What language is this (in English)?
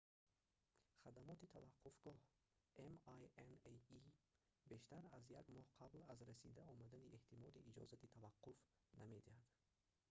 Tajik